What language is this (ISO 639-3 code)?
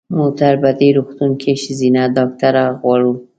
pus